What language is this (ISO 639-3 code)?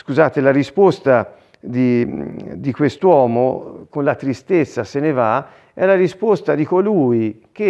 ita